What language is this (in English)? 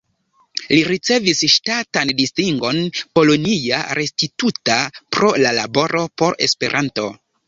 Esperanto